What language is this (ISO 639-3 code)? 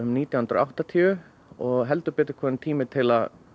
isl